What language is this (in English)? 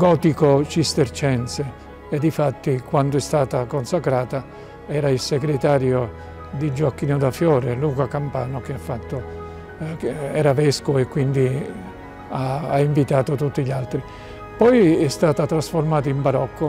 Italian